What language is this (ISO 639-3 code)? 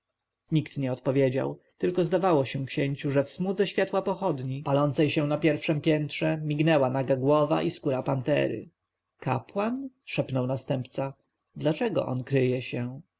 pol